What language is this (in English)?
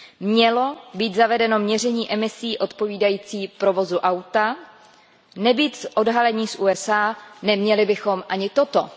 Czech